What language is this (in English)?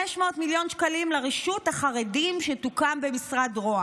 Hebrew